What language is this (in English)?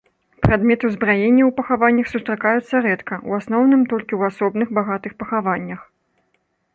Belarusian